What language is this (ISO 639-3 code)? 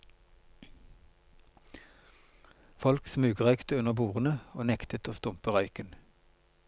nor